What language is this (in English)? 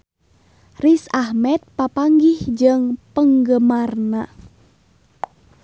Sundanese